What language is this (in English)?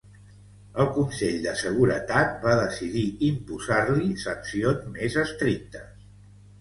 Catalan